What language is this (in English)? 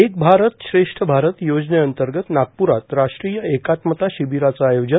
Marathi